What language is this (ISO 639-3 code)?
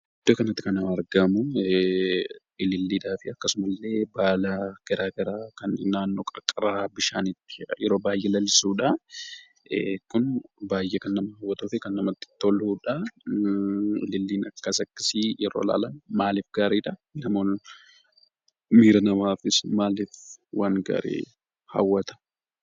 orm